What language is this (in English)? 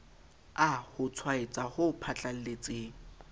Southern Sotho